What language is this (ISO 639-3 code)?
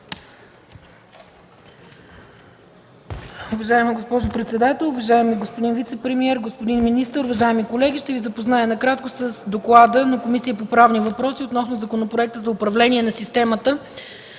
bul